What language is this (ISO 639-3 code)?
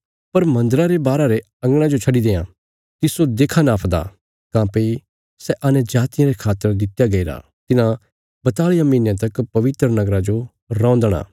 kfs